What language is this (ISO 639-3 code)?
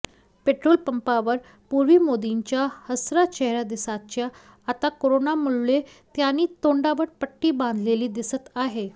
mar